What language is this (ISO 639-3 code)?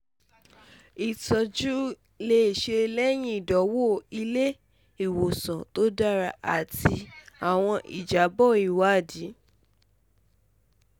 yor